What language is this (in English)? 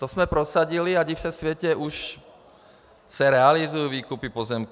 Czech